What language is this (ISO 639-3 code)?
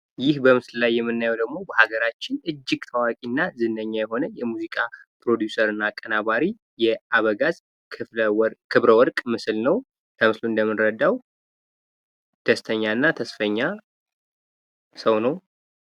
amh